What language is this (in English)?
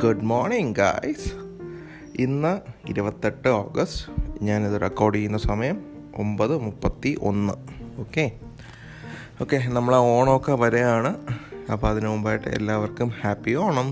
Malayalam